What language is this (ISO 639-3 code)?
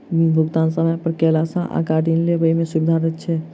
mai